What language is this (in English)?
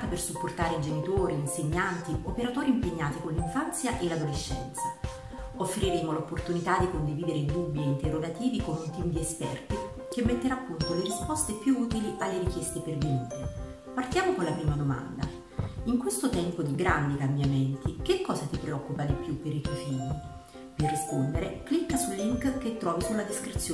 Italian